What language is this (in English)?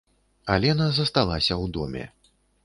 Belarusian